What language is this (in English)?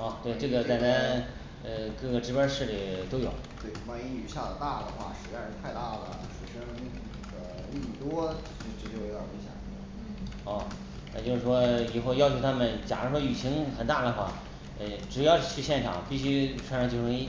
Chinese